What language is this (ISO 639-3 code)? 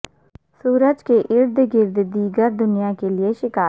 urd